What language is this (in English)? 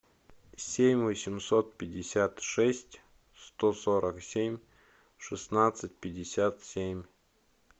Russian